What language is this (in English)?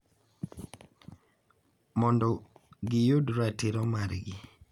Luo (Kenya and Tanzania)